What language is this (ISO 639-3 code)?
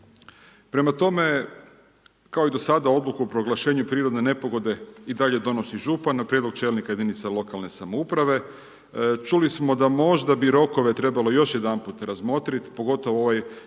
hrv